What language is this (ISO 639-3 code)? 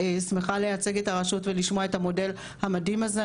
heb